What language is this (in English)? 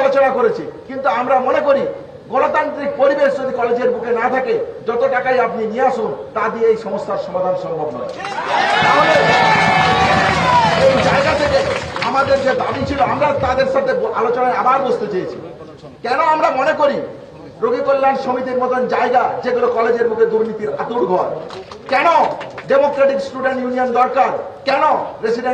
Bangla